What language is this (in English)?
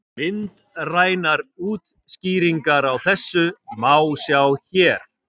Icelandic